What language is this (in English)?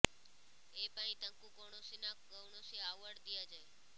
Odia